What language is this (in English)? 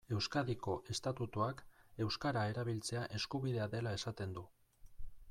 Basque